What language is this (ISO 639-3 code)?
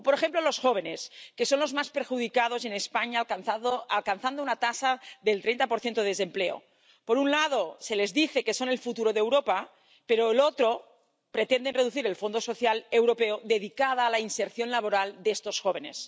spa